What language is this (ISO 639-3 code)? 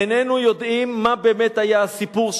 heb